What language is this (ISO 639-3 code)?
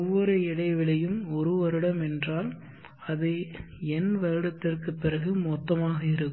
tam